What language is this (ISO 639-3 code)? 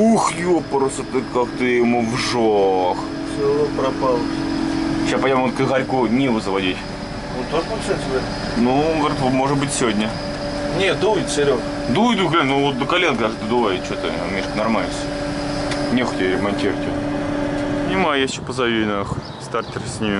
rus